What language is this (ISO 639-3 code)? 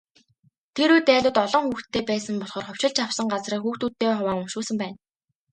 mon